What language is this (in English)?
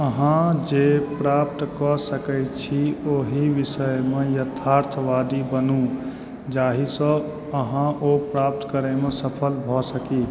Maithili